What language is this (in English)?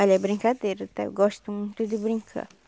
Portuguese